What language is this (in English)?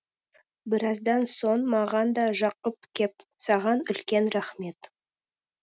Kazakh